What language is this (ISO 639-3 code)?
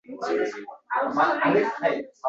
uzb